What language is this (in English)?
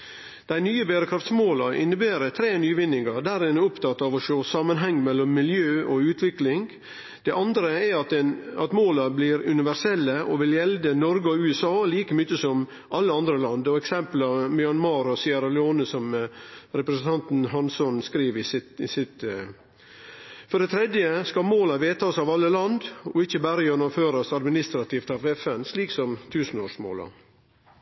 Norwegian Nynorsk